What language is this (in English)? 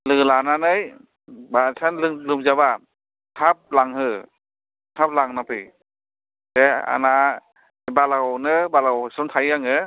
Bodo